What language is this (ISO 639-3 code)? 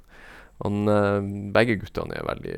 nor